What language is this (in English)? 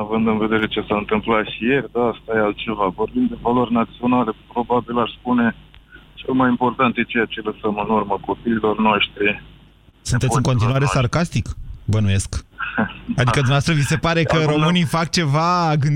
Romanian